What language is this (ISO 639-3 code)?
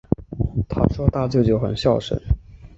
zho